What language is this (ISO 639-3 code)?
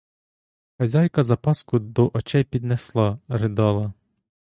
ukr